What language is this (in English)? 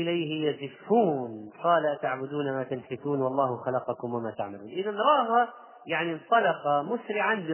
Arabic